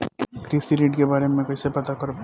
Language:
Bhojpuri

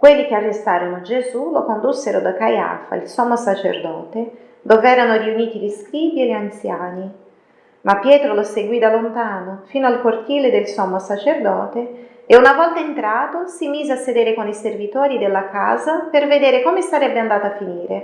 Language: Italian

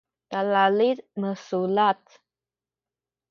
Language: Sakizaya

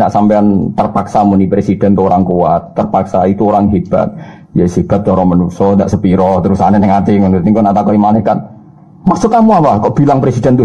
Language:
Indonesian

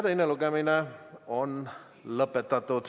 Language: Estonian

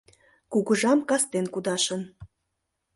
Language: Mari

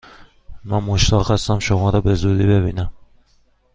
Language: Persian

